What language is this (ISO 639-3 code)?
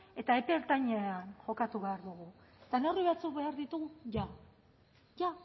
eus